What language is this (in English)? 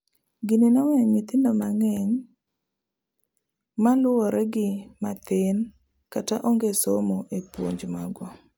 Luo (Kenya and Tanzania)